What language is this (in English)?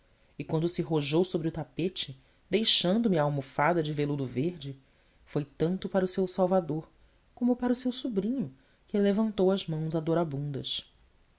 Portuguese